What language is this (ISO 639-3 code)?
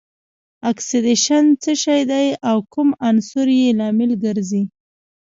pus